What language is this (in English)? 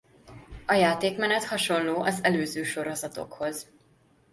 Hungarian